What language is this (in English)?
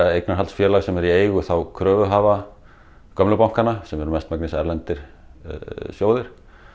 Icelandic